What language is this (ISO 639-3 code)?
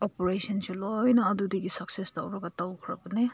mni